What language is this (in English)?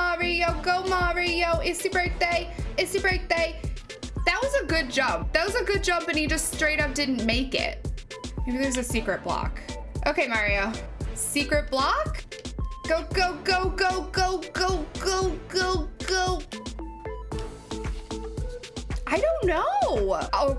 English